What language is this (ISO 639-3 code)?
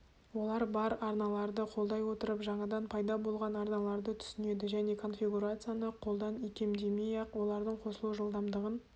kaz